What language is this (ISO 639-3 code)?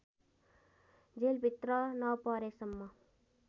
nep